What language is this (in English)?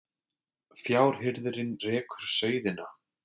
Icelandic